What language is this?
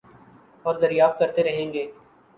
Urdu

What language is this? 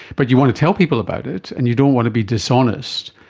English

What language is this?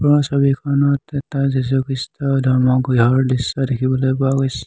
Assamese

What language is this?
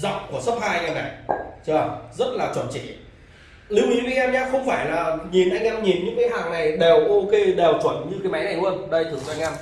Vietnamese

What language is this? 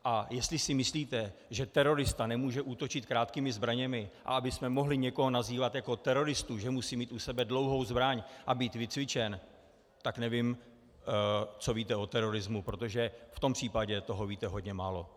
Czech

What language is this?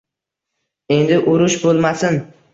Uzbek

